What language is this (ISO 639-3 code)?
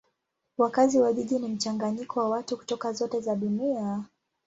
swa